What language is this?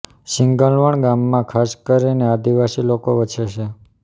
Gujarati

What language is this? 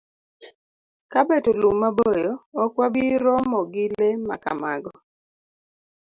Luo (Kenya and Tanzania)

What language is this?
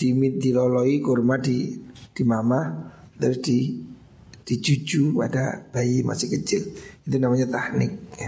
Indonesian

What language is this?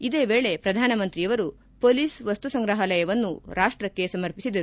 Kannada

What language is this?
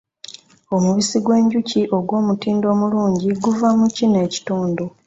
Ganda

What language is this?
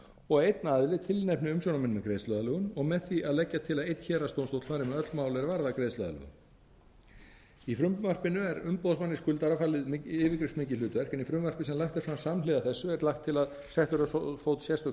Icelandic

